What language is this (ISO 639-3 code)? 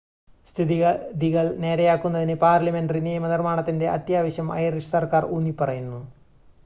mal